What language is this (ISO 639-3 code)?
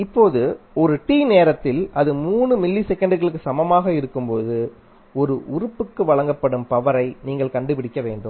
tam